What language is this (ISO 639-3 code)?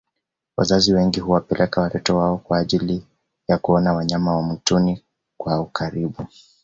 swa